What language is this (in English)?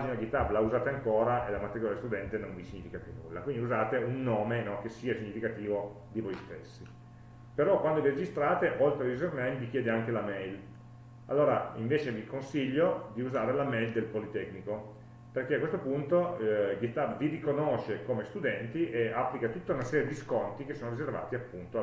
Italian